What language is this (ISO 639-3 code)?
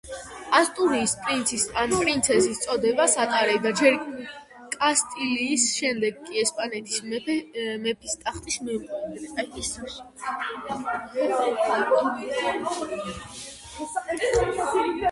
kat